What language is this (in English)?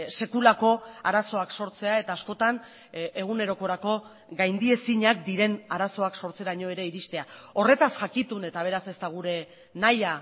Basque